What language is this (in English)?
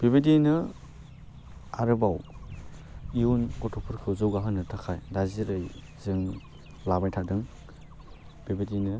Bodo